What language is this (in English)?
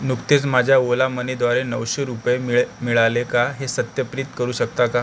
Marathi